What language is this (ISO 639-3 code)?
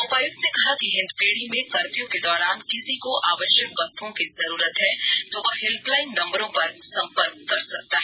hin